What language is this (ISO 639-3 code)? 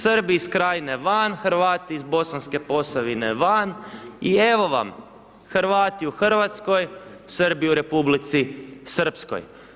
hrv